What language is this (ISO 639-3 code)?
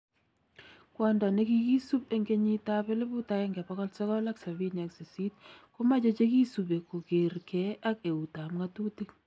kln